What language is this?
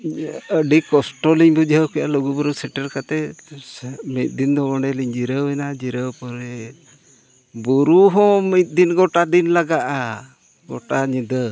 Santali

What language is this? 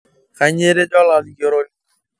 Masai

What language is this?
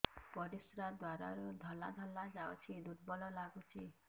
Odia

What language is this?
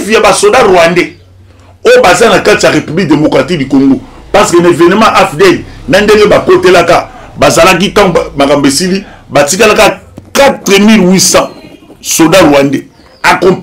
French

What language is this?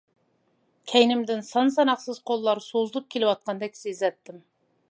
Uyghur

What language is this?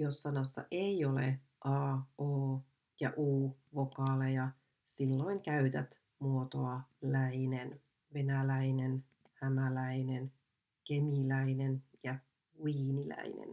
Finnish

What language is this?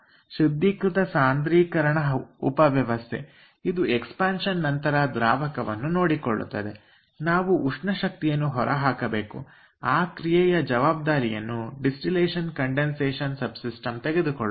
Kannada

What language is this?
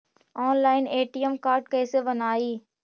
Magahi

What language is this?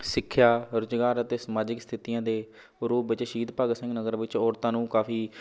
Punjabi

